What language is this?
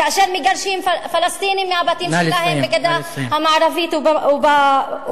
Hebrew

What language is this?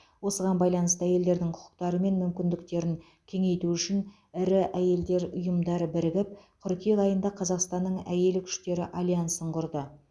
Kazakh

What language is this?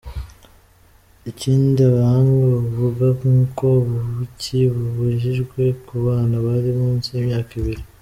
Kinyarwanda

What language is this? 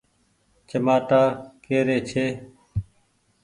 Goaria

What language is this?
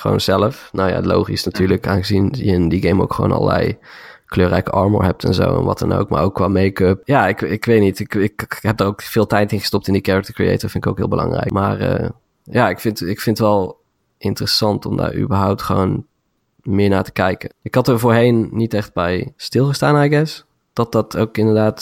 Dutch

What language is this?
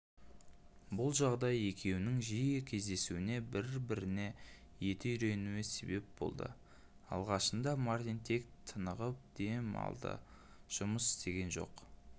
Kazakh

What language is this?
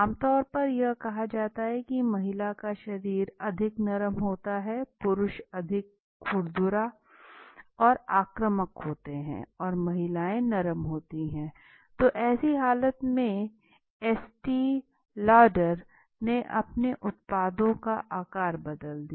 Hindi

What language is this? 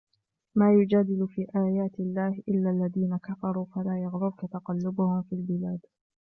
Arabic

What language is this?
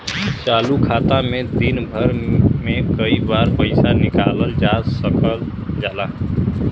Bhojpuri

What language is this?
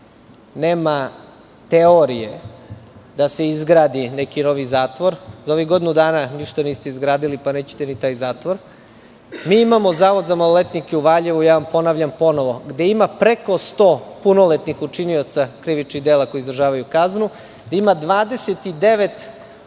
Serbian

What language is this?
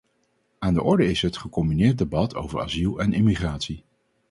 Dutch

